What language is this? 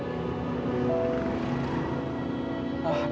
Indonesian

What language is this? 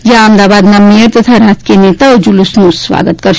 Gujarati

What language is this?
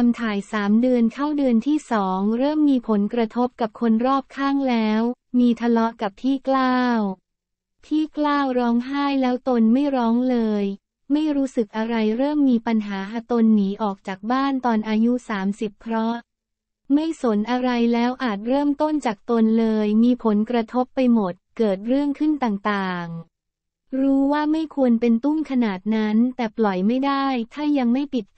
Thai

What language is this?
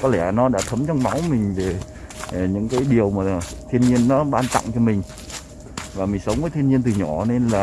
Vietnamese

